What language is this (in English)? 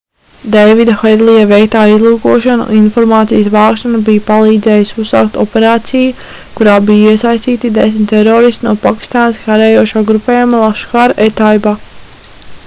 Latvian